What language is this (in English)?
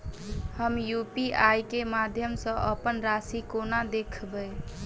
Maithili